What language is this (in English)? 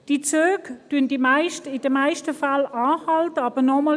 Swiss German